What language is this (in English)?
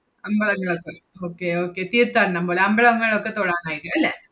Malayalam